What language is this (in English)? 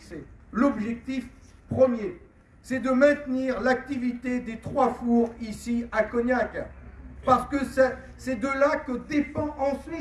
French